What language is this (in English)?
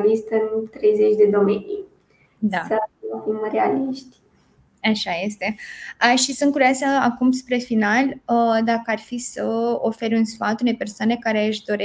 Romanian